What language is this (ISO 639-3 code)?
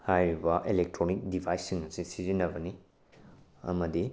mni